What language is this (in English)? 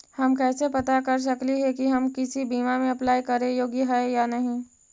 Magahi